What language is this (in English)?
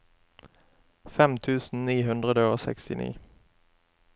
Norwegian